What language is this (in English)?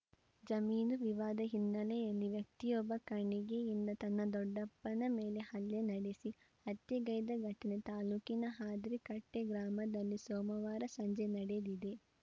Kannada